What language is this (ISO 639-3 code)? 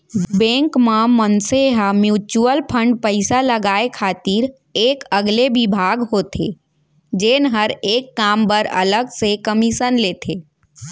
hne